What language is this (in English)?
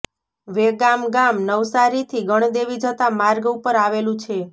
Gujarati